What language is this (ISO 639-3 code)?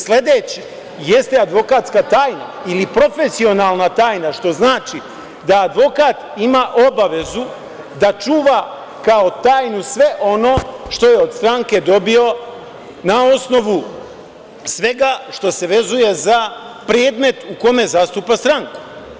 srp